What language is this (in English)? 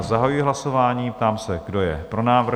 Czech